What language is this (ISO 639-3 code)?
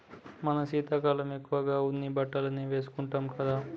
tel